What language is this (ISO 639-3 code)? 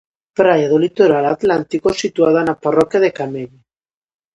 glg